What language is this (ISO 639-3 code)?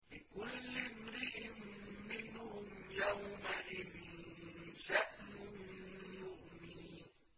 ara